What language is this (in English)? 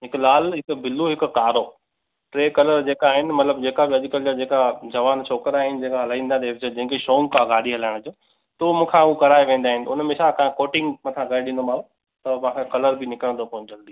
Sindhi